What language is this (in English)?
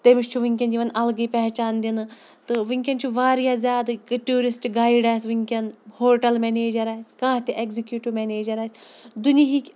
Kashmiri